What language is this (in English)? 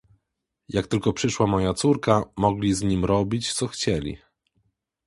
Polish